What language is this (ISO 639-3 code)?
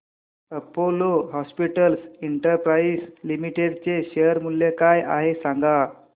mar